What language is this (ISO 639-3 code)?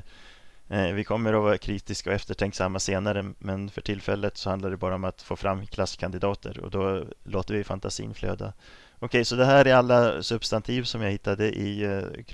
swe